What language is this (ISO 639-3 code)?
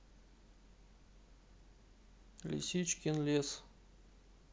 rus